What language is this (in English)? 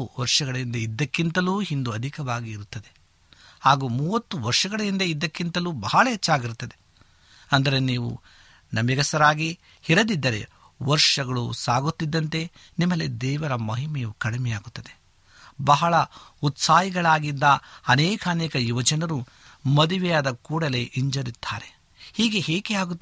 Kannada